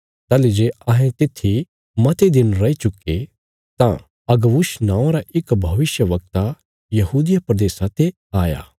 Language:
Bilaspuri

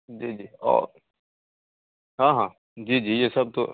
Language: Hindi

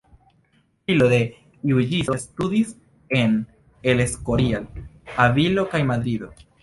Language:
Esperanto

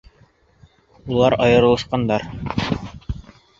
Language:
Bashkir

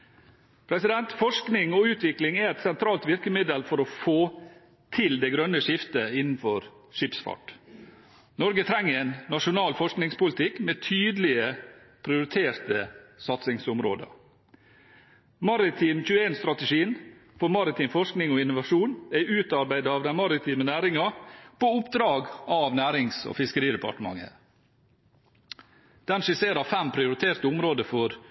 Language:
Norwegian Bokmål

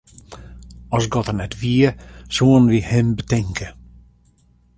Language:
Western Frisian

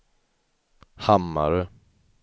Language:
Swedish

